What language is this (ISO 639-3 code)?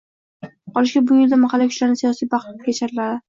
uzb